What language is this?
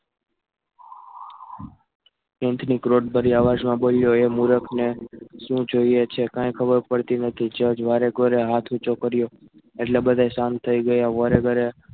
Gujarati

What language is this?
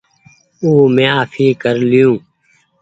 Goaria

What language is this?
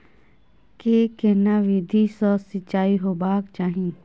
Maithili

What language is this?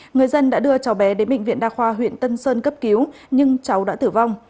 Vietnamese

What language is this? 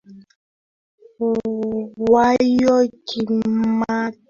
Swahili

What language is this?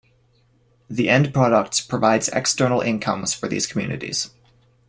English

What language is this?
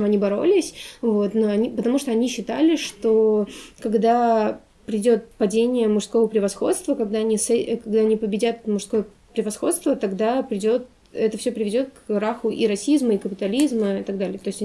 Russian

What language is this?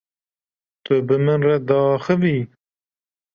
Kurdish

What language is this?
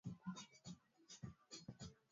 Swahili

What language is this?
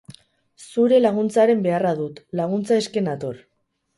Basque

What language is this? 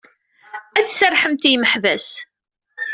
Kabyle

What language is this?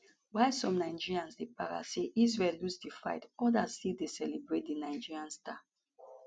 Nigerian Pidgin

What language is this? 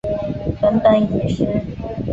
Chinese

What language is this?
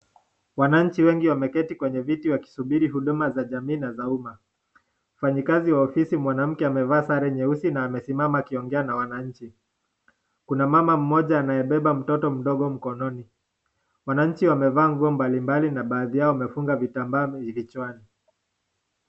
Swahili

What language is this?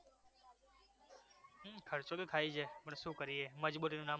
Gujarati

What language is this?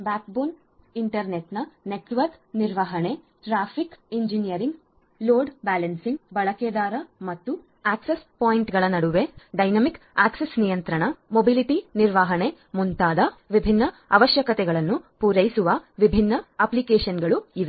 Kannada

